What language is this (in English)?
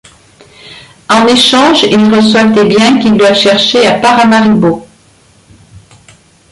French